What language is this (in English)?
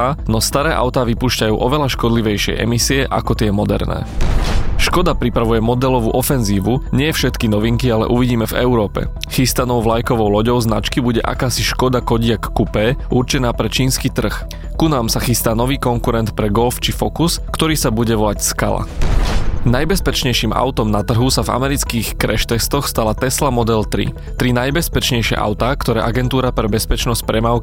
Slovak